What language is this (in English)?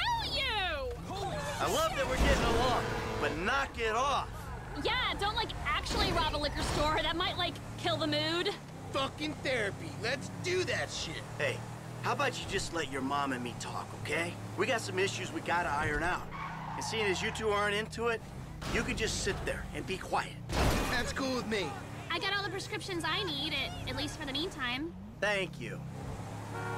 English